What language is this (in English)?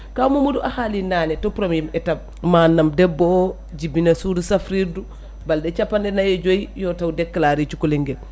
Fula